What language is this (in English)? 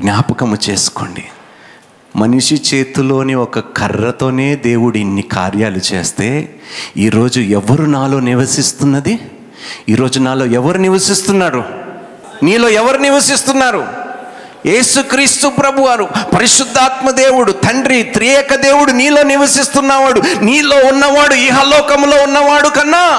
Telugu